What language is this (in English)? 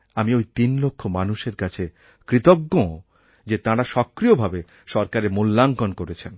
Bangla